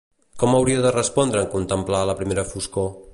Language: Catalan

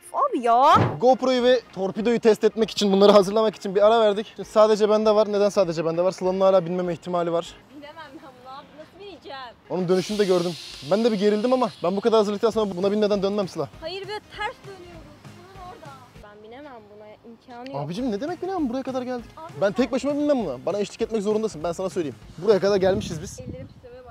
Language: Turkish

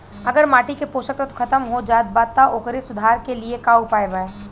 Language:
Bhojpuri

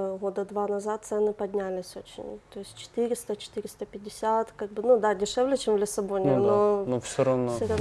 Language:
Russian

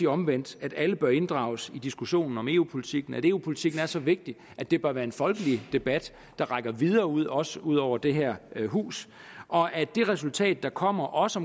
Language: Danish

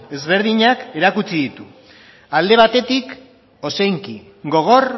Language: Basque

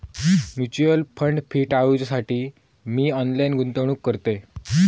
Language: Marathi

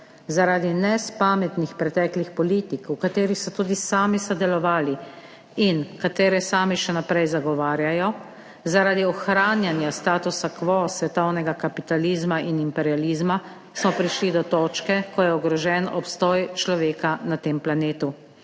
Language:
Slovenian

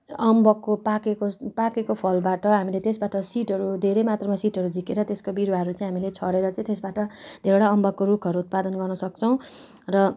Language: Nepali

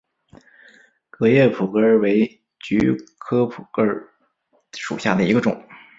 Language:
Chinese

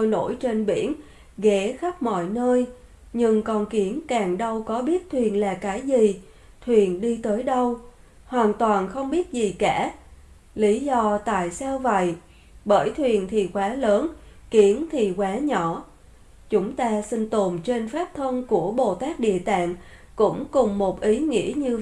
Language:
Vietnamese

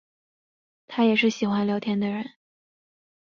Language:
Chinese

